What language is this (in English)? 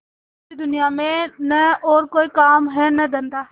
Hindi